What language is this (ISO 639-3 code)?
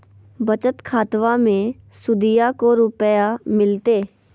mag